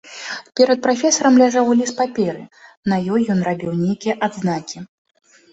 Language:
Belarusian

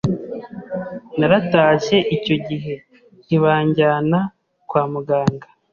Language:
Kinyarwanda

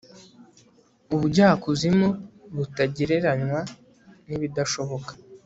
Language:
Kinyarwanda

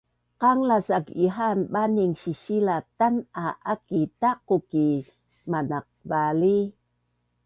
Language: Bunun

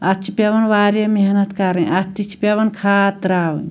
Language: Kashmiri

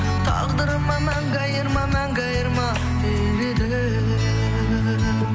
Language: Kazakh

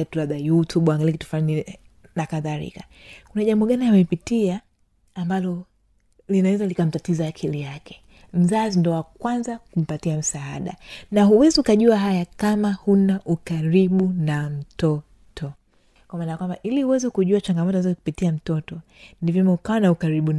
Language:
Swahili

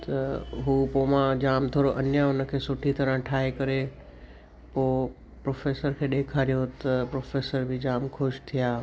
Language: Sindhi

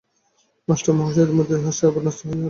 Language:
Bangla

